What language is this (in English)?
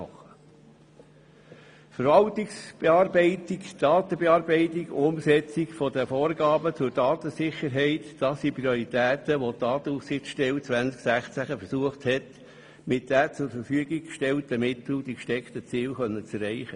Swiss German